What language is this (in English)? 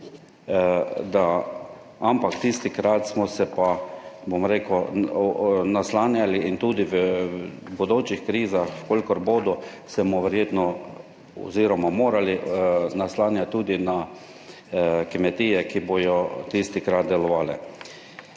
Slovenian